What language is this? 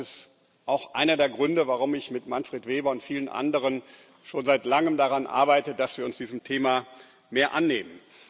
German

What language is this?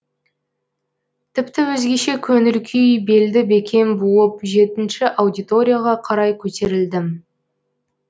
Kazakh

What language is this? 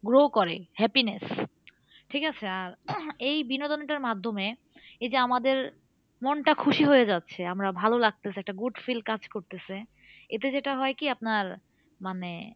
Bangla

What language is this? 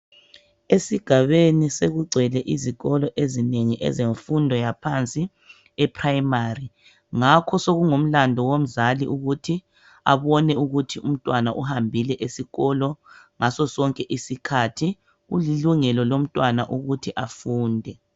North Ndebele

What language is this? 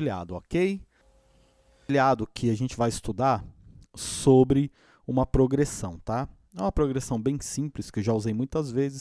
Portuguese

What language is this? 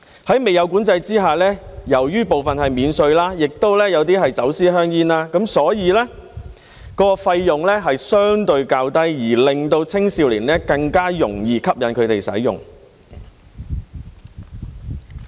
Cantonese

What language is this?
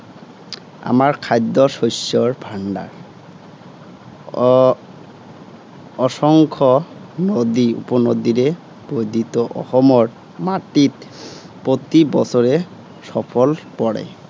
Assamese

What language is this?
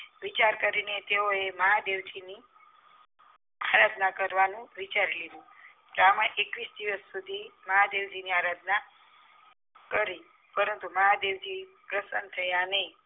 Gujarati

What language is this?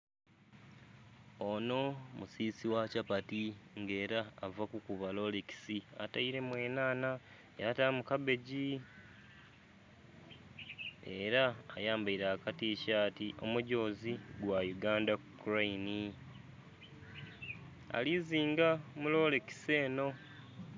Soga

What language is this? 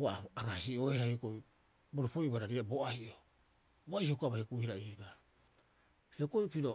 Rapoisi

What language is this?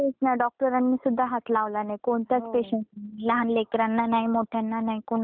Marathi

